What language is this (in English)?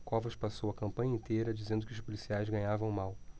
Portuguese